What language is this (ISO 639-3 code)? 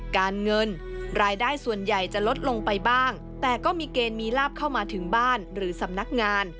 tha